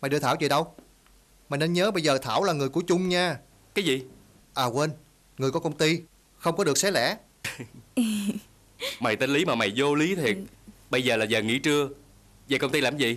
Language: Vietnamese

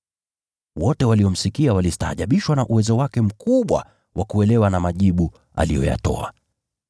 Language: Swahili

